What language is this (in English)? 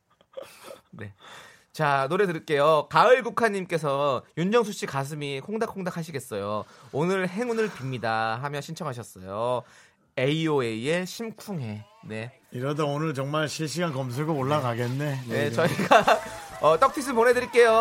Korean